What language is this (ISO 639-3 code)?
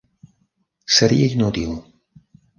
cat